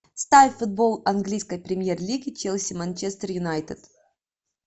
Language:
Russian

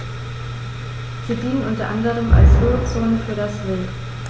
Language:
German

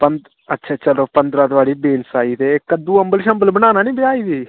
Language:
Dogri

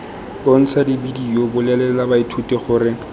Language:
Tswana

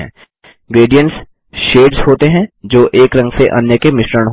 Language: Hindi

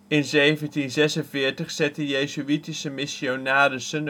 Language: Dutch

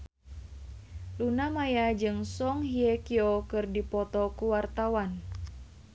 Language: Sundanese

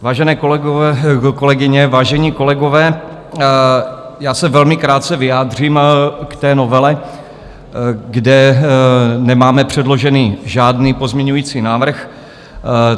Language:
Czech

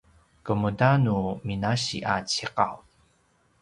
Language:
Paiwan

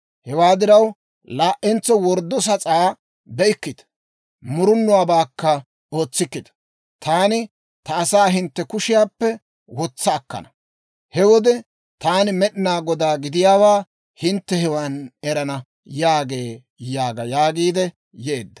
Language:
Dawro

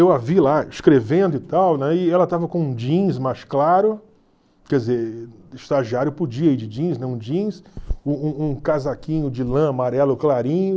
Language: Portuguese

